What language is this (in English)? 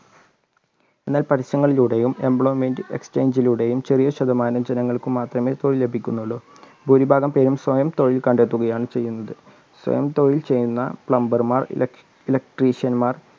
Malayalam